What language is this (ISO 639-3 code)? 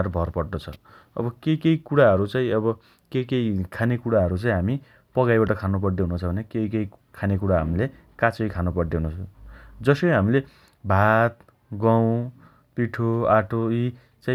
dty